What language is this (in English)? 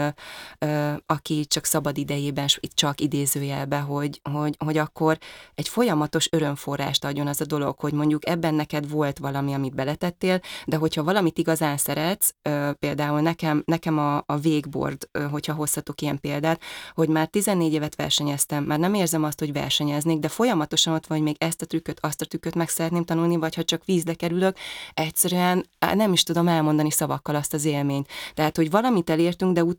Hungarian